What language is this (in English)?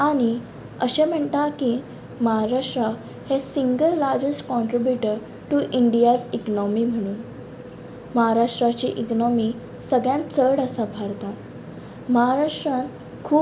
Konkani